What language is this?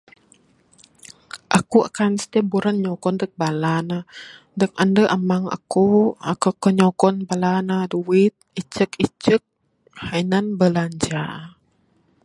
Bukar-Sadung Bidayuh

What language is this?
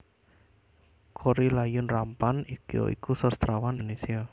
Javanese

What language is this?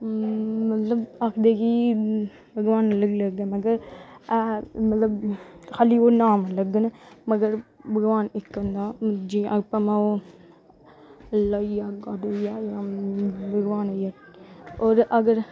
Dogri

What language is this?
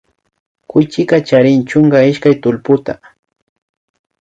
Imbabura Highland Quichua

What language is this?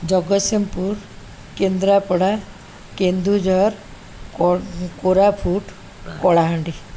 Odia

